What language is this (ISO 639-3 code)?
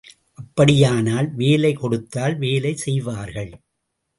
tam